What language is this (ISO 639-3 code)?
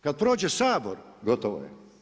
hrv